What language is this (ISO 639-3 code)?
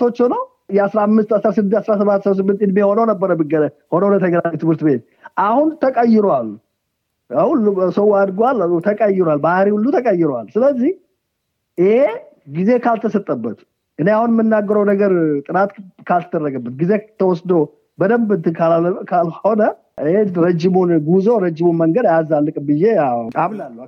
amh